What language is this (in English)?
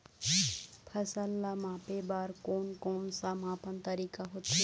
Chhattisgarhi